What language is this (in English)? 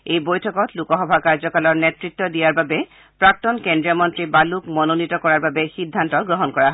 Assamese